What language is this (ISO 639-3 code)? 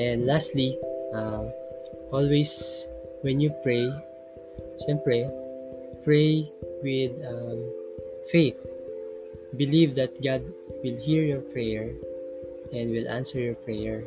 fil